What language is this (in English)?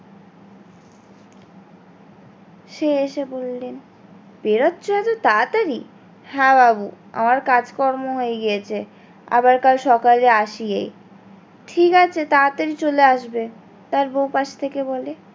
Bangla